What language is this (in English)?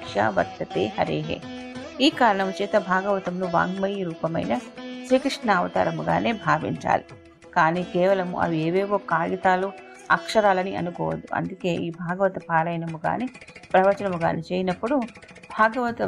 Telugu